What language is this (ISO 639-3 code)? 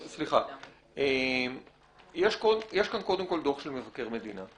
heb